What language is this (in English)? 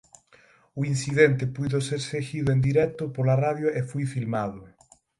Galician